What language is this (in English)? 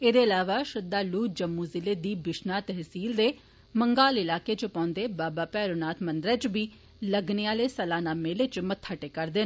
Dogri